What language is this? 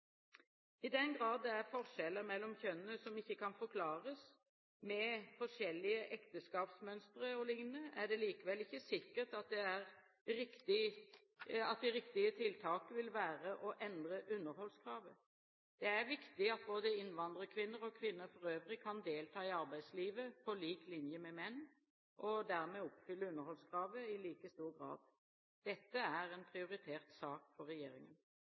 Norwegian Bokmål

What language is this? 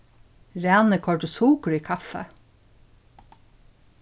Faroese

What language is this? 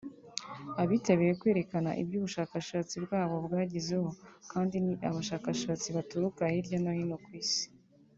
Kinyarwanda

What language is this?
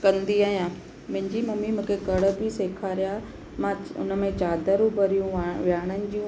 Sindhi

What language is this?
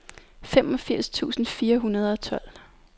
Danish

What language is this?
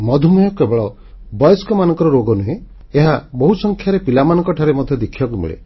Odia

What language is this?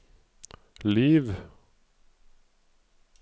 Norwegian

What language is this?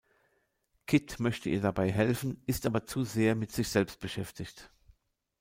German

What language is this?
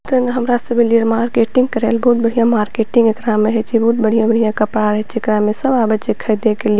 Maithili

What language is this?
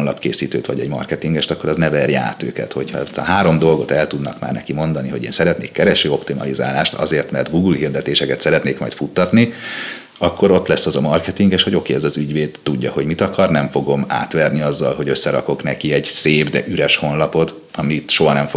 Hungarian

